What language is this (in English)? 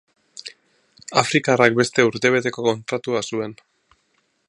Basque